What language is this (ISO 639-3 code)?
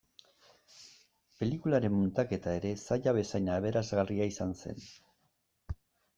eus